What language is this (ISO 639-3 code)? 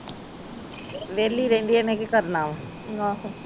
pan